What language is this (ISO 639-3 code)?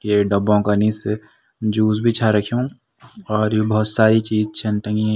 gbm